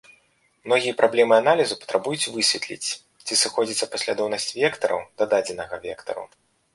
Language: Belarusian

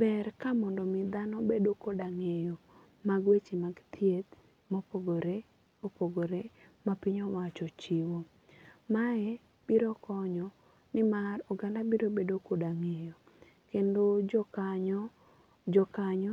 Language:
Luo (Kenya and Tanzania)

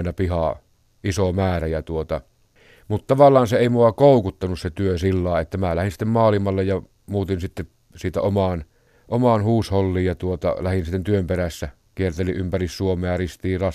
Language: Finnish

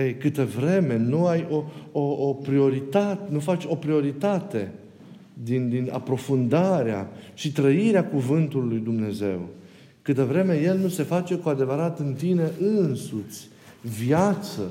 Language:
Romanian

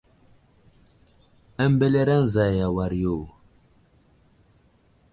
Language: Wuzlam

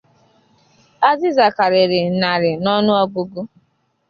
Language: Igbo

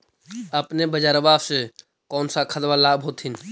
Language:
Magahi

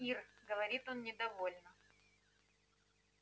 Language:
Russian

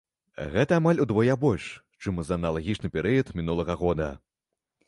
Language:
Belarusian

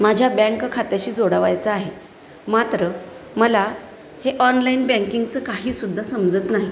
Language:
Marathi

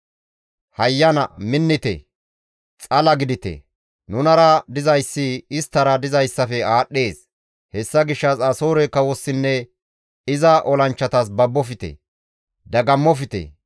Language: Gamo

